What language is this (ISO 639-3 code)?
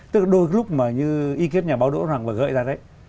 vie